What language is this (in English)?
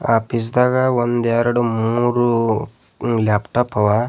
Kannada